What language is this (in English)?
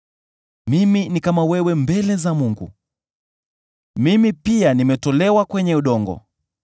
Swahili